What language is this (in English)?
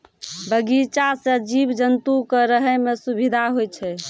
Maithili